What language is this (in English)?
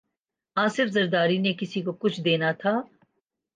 Urdu